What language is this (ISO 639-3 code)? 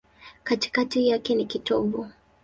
swa